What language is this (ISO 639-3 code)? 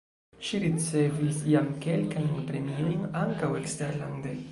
epo